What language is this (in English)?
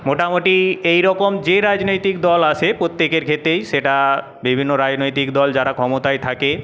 Bangla